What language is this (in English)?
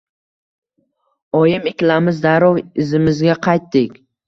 Uzbek